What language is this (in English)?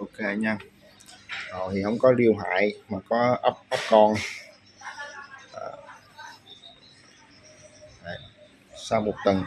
Vietnamese